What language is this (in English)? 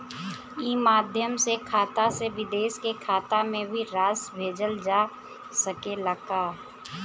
Bhojpuri